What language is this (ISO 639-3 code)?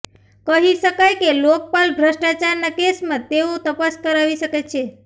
guj